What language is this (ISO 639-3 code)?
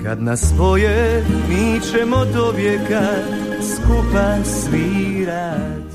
hrv